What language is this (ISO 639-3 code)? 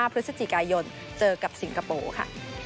tha